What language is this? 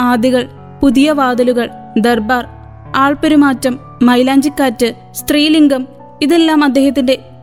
Malayalam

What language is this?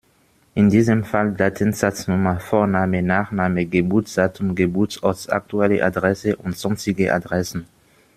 German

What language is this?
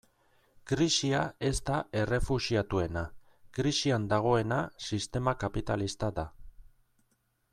Basque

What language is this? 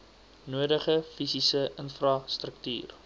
Afrikaans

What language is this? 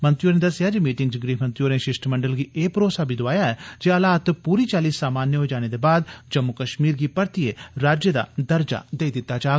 Dogri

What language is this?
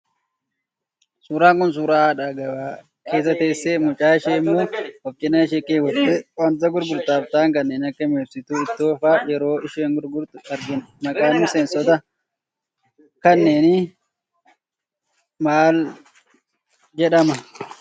Oromo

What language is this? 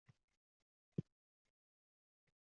Uzbek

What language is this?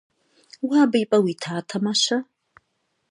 Kabardian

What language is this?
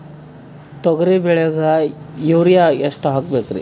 Kannada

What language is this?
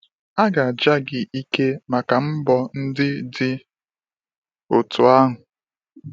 Igbo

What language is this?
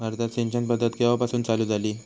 Marathi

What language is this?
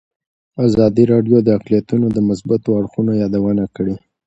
Pashto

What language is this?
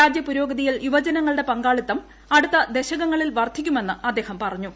Malayalam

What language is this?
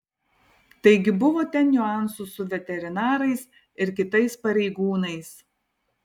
Lithuanian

